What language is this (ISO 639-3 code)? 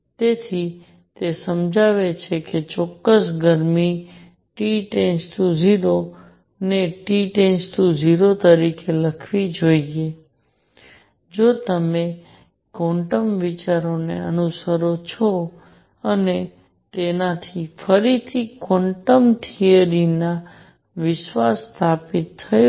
guj